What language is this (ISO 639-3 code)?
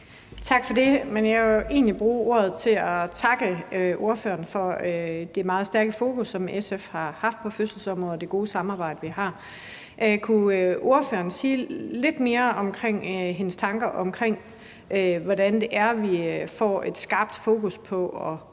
dan